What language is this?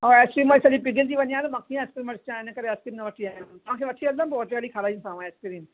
Sindhi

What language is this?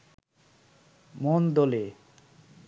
Bangla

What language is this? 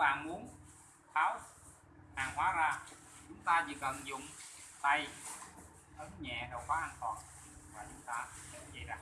Vietnamese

